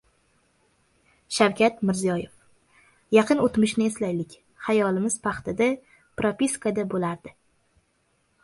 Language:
Uzbek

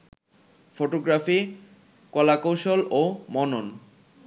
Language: Bangla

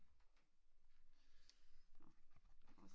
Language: Danish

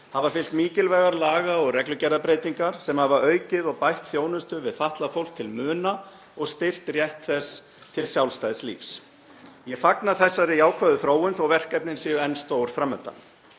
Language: Icelandic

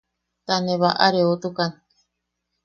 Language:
Yaqui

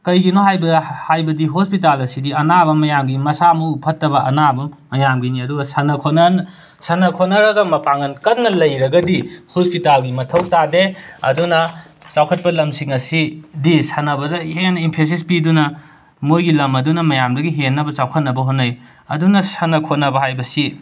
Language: Manipuri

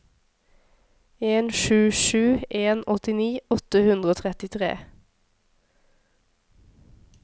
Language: Norwegian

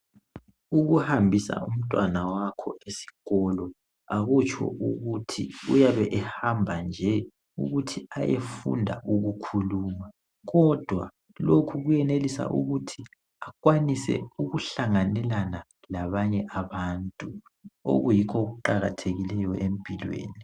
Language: North Ndebele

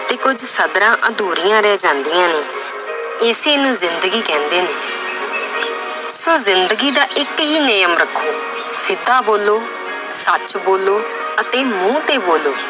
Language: Punjabi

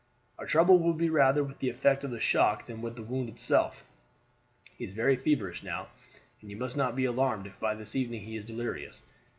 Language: English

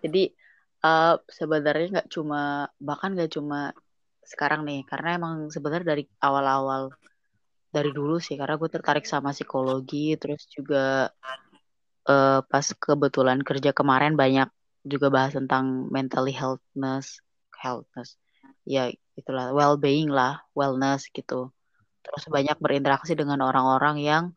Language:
Indonesian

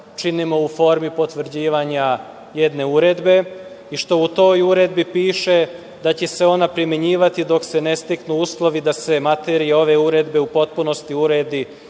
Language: Serbian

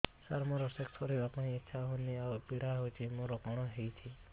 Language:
Odia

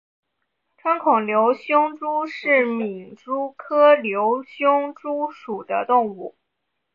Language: Chinese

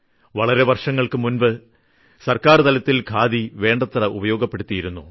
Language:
Malayalam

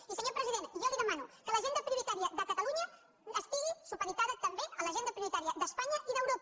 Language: Catalan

